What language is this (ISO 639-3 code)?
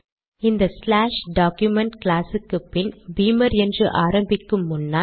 tam